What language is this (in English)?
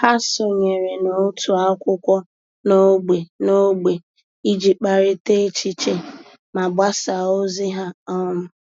Igbo